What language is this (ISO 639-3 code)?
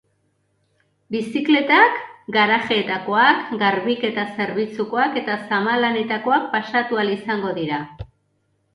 eus